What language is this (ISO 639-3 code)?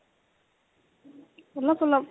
asm